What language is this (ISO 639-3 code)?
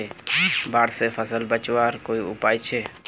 mag